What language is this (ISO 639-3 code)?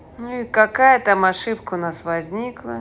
rus